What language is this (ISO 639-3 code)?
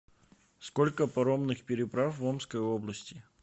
rus